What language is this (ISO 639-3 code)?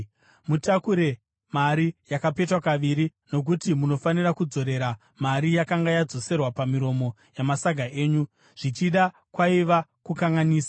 sna